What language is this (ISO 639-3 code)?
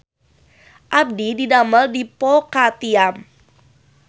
sun